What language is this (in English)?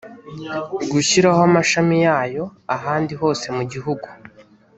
Kinyarwanda